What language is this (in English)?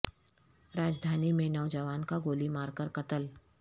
Urdu